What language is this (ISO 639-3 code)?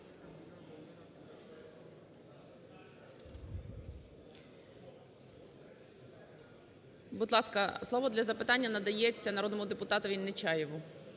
ukr